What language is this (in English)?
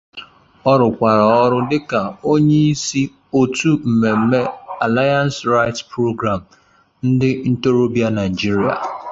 Igbo